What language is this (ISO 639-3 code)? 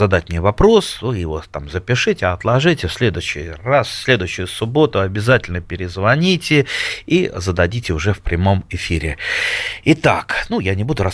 rus